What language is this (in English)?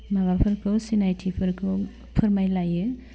Bodo